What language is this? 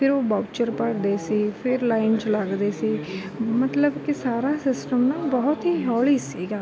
Punjabi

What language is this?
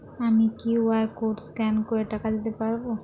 Bangla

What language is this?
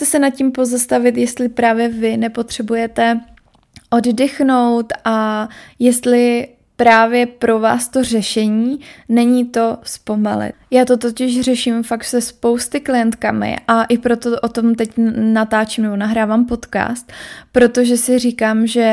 Czech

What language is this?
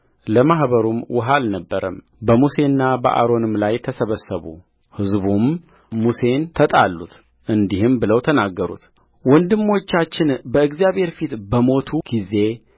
Amharic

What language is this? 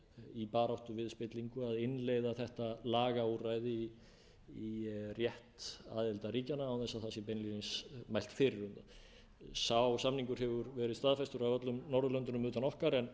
Icelandic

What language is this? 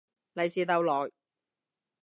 Cantonese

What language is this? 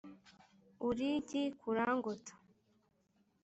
Kinyarwanda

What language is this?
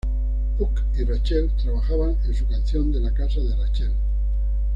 Spanish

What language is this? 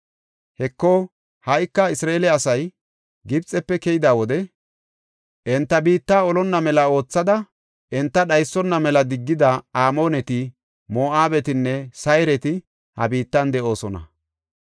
Gofa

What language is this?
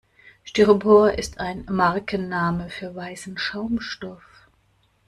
German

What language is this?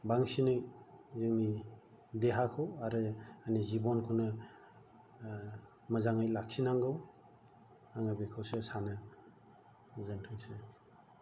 Bodo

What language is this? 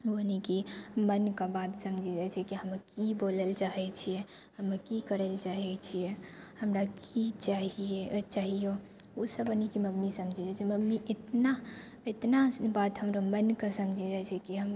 Maithili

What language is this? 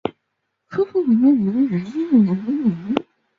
Chinese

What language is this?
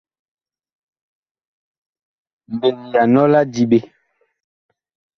Bakoko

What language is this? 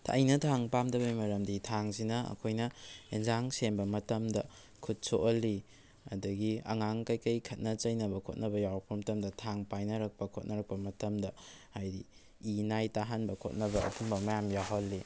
Manipuri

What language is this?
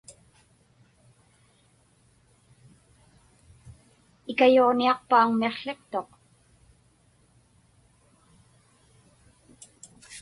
Inupiaq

